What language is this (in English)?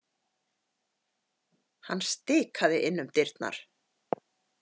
Icelandic